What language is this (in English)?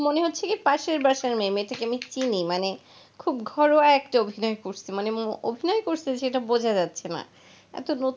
Bangla